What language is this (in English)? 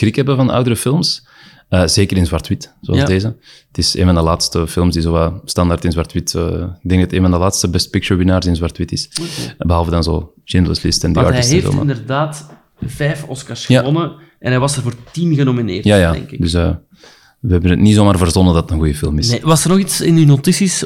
Dutch